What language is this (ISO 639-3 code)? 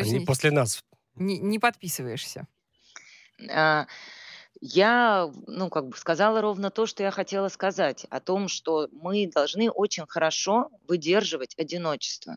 rus